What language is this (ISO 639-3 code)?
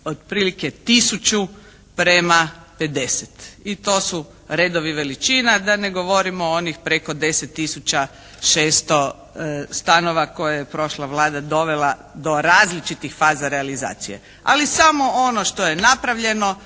hrv